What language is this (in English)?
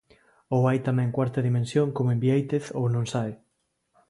Galician